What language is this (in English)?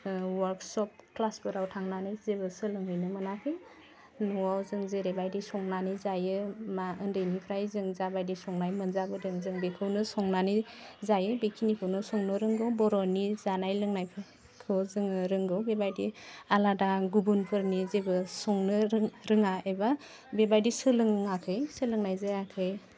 Bodo